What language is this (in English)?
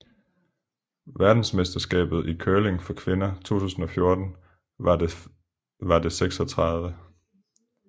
Danish